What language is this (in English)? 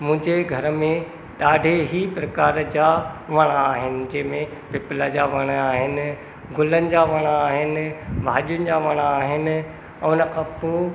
Sindhi